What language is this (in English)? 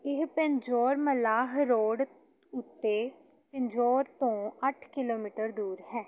Punjabi